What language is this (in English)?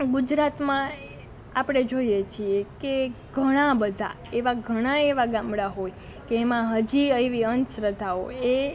Gujarati